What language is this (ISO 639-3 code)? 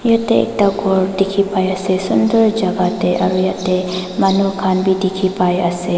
nag